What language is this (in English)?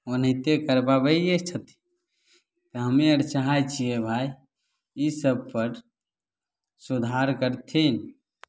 Maithili